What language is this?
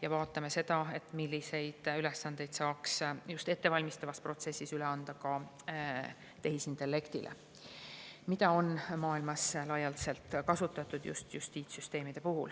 Estonian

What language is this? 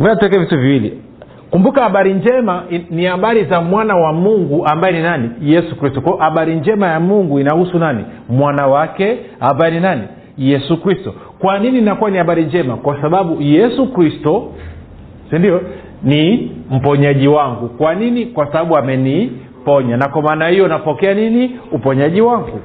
Swahili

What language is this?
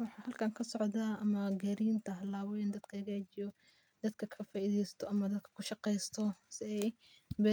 Somali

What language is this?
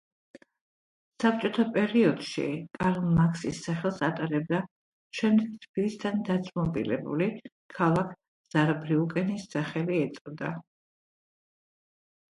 Georgian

